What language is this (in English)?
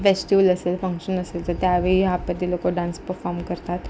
Marathi